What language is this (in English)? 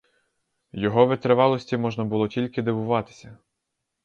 Ukrainian